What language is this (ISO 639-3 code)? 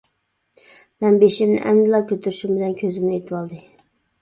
uig